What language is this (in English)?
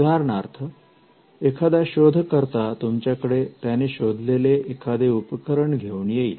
Marathi